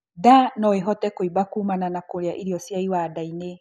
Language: Kikuyu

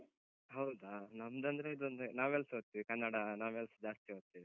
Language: Kannada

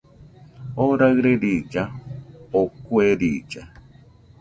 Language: Nüpode Huitoto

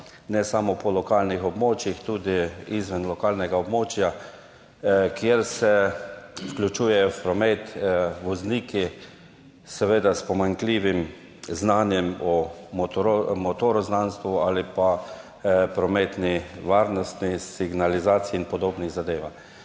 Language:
Slovenian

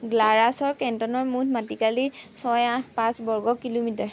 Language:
Assamese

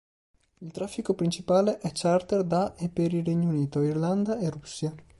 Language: Italian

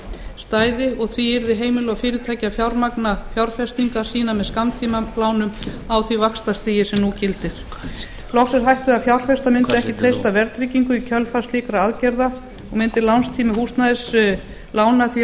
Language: Icelandic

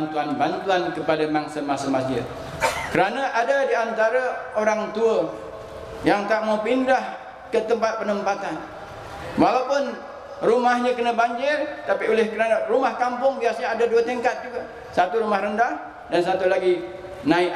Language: Malay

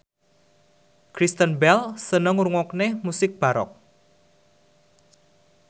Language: Javanese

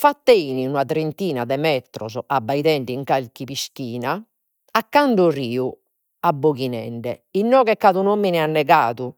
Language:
Sardinian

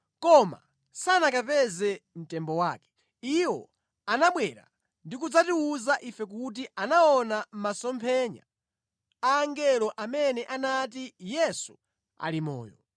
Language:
Nyanja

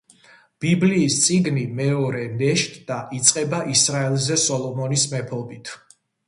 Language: Georgian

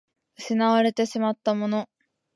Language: Japanese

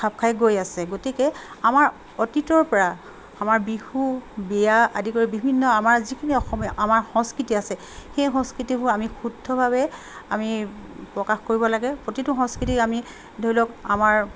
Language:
Assamese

